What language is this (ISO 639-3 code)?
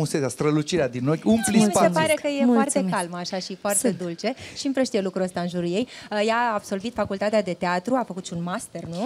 ron